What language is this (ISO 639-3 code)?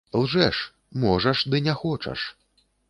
bel